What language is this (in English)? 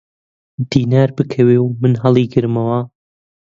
Central Kurdish